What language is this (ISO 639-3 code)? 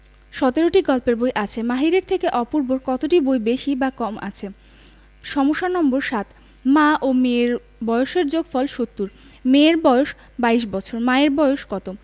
ben